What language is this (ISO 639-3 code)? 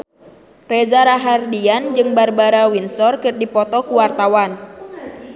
sun